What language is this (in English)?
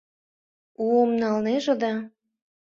Mari